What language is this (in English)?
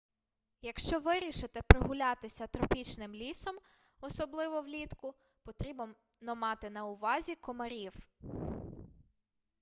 Ukrainian